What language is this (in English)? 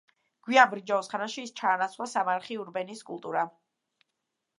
Georgian